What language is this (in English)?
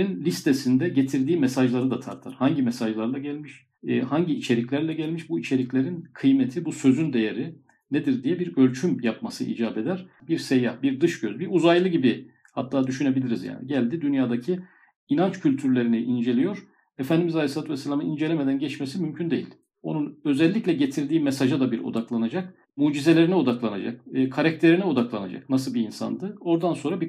Turkish